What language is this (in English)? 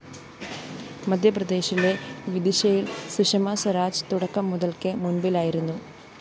Malayalam